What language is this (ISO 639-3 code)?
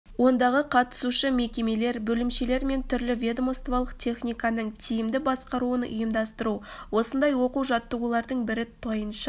kaz